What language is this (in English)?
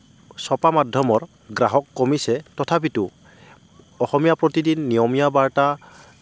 Assamese